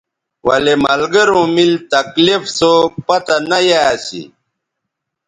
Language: Bateri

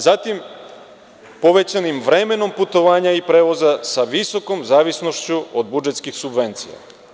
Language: Serbian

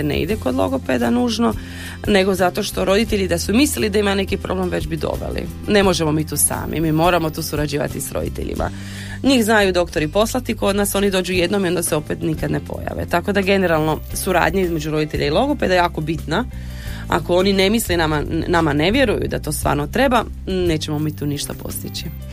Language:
Croatian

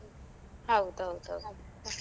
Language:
Kannada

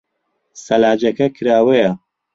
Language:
Central Kurdish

